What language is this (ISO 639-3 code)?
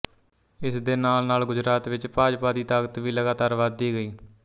pan